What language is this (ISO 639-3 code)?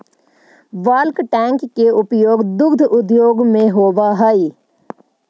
mag